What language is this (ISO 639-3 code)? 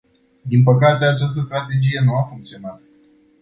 ron